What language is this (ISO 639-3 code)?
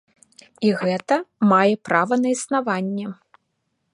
bel